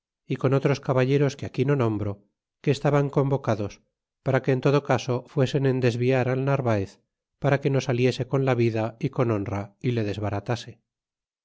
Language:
Spanish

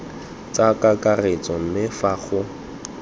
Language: Tswana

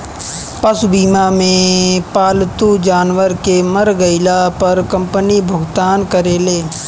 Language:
Bhojpuri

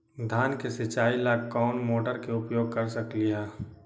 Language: Magahi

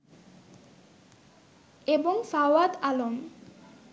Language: Bangla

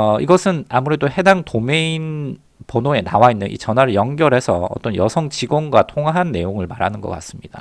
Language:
Korean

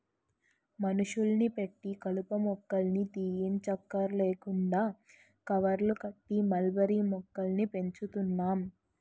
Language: Telugu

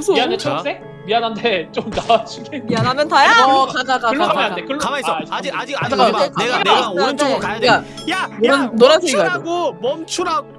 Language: Korean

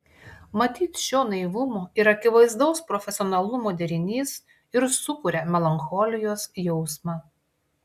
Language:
Lithuanian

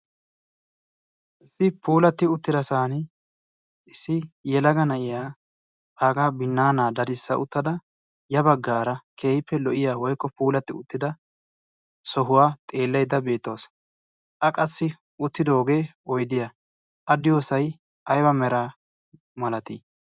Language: Wolaytta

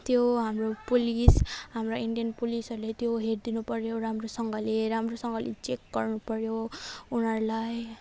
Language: Nepali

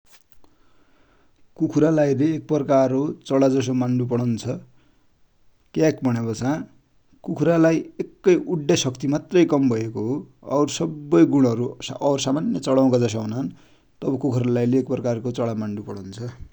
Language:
Dotyali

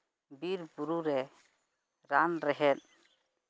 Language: Santali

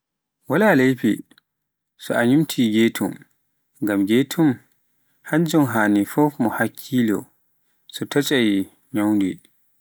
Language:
Pular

